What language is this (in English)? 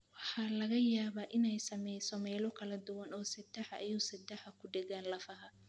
Somali